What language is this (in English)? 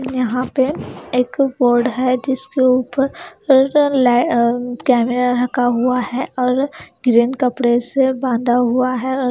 Hindi